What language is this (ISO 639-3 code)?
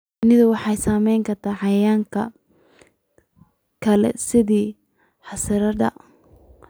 som